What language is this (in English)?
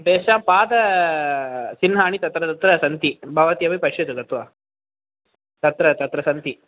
Sanskrit